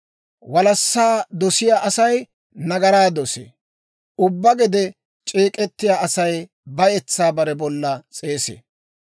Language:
Dawro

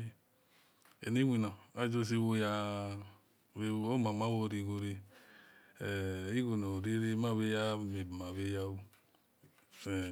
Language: Esan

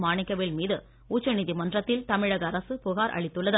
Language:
Tamil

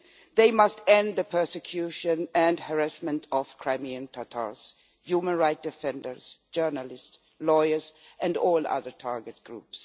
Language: English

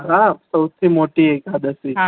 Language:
Gujarati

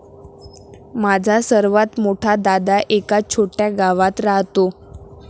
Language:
Marathi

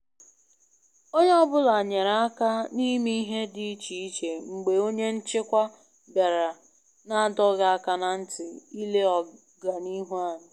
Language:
Igbo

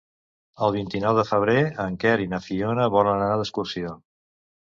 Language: Catalan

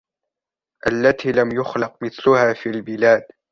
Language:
Arabic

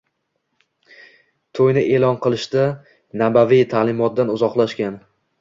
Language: Uzbek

